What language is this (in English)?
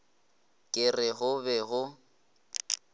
Northern Sotho